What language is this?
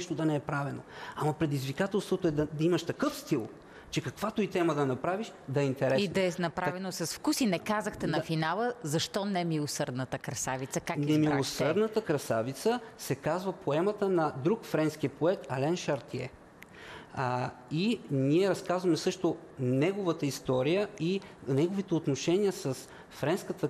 Bulgarian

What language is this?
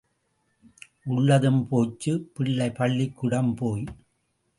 Tamil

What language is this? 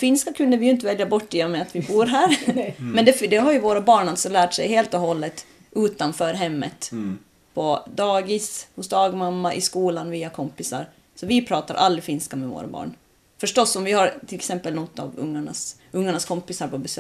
Swedish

